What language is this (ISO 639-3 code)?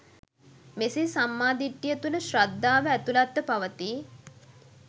sin